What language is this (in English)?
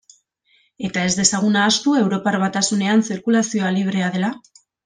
Basque